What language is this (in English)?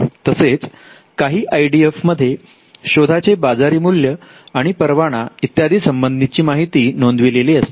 Marathi